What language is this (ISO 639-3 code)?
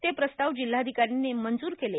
mar